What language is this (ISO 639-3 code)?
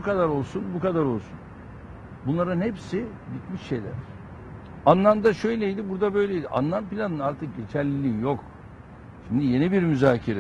tur